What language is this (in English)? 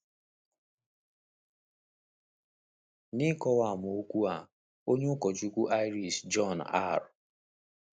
Igbo